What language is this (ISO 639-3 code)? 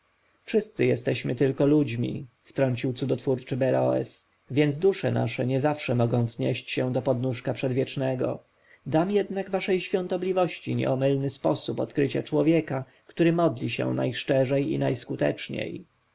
pol